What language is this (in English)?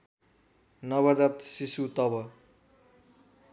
Nepali